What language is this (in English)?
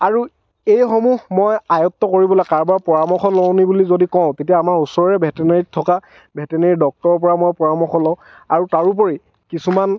Assamese